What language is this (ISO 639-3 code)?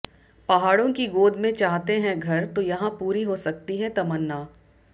hin